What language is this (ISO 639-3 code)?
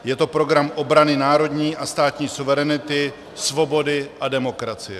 ces